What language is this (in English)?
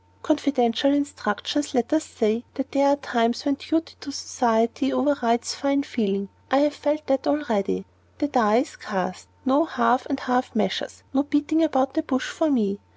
English